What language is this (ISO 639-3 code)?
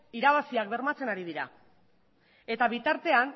eus